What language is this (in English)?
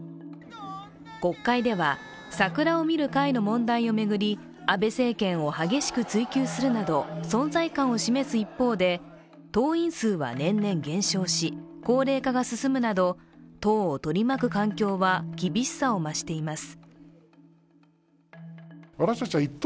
Japanese